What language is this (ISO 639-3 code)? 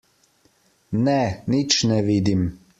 slv